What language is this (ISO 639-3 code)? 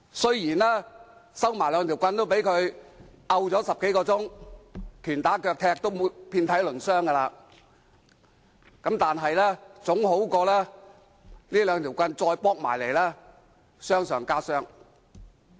yue